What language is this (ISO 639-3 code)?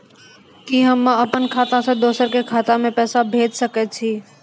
mai